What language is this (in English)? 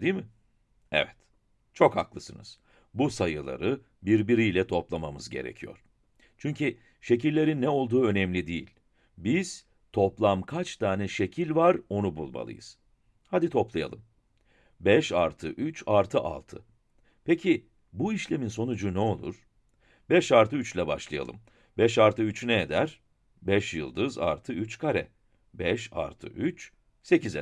Turkish